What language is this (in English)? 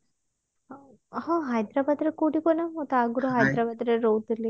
Odia